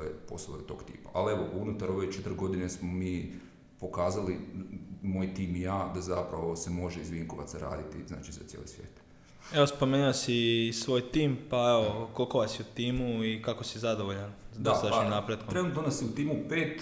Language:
Croatian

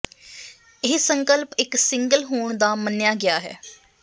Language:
Punjabi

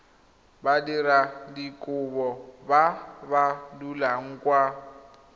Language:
Tswana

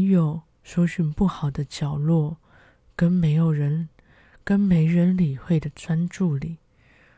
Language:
Chinese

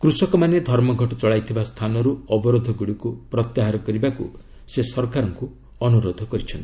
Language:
Odia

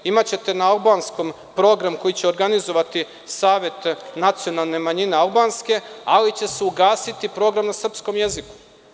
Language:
Serbian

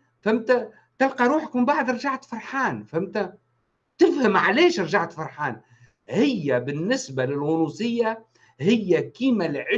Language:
Arabic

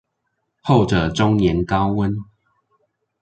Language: Chinese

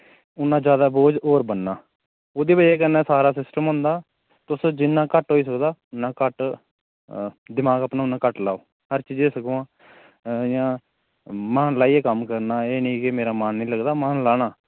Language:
Dogri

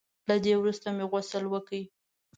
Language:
Pashto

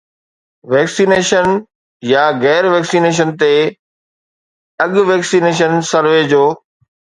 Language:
Sindhi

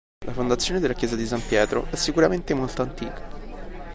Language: Italian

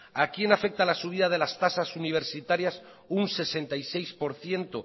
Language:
Spanish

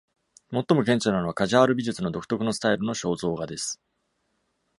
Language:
Japanese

